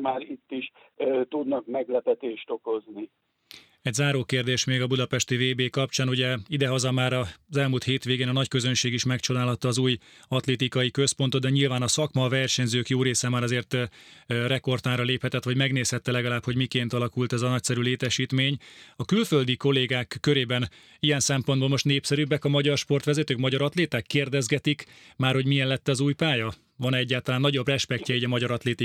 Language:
Hungarian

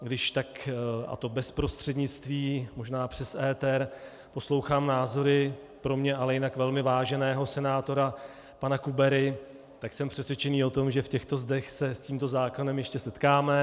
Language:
Czech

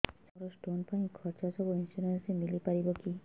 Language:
Odia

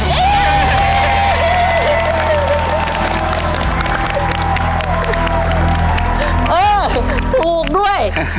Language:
Thai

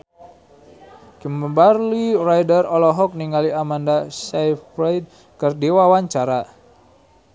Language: Sundanese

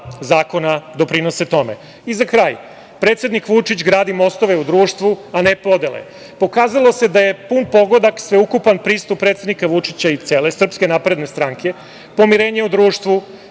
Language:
Serbian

